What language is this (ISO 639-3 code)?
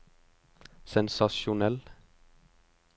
nor